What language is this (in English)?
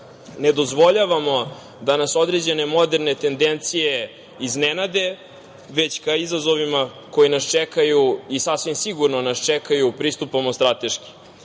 Serbian